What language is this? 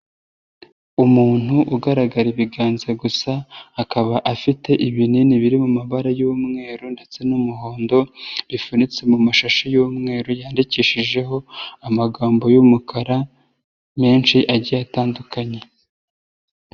Kinyarwanda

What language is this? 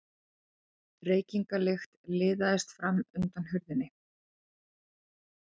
Icelandic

